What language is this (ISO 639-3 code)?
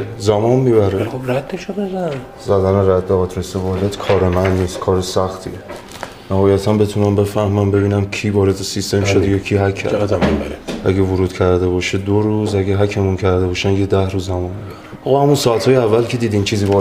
fas